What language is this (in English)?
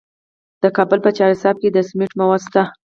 Pashto